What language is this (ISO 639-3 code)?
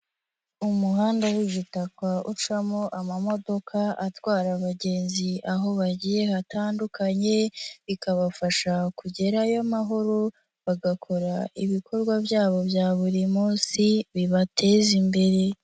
kin